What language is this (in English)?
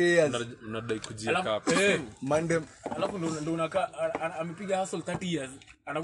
English